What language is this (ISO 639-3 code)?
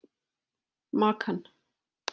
isl